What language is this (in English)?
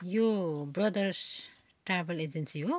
Nepali